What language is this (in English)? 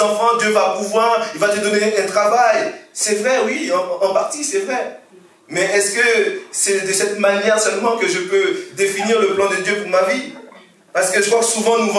French